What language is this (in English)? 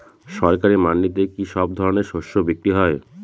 Bangla